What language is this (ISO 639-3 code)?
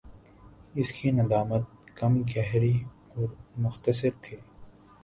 urd